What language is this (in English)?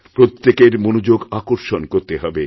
Bangla